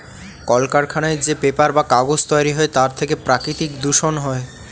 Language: Bangla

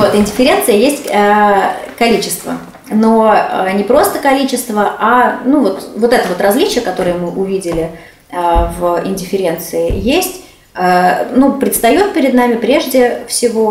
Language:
Russian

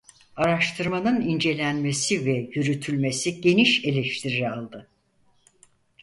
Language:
Turkish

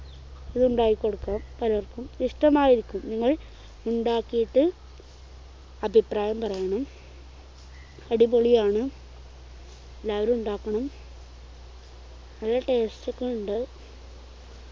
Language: Malayalam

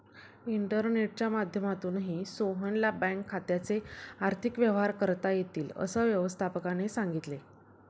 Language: Marathi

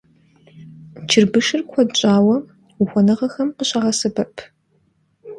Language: Kabardian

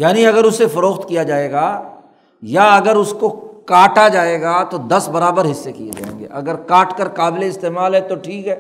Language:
Urdu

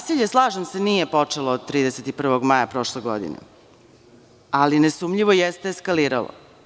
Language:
Serbian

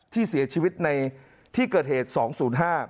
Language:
Thai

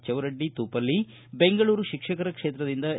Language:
Kannada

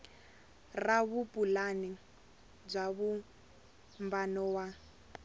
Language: Tsonga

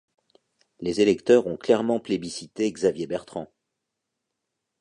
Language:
French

